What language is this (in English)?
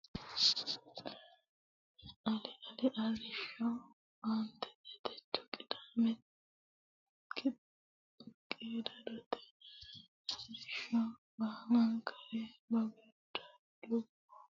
Sidamo